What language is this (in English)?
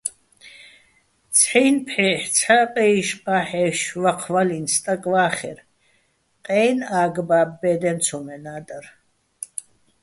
Bats